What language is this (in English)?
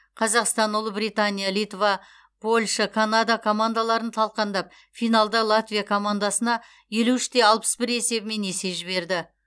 Kazakh